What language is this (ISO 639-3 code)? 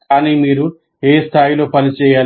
tel